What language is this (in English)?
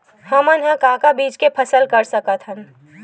Chhattisgarhi